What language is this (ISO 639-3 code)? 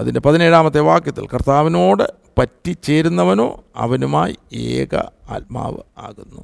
mal